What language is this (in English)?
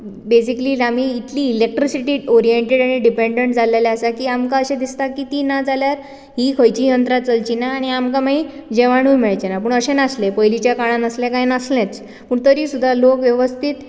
Konkani